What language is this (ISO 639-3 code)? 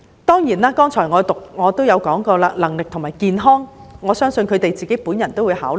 yue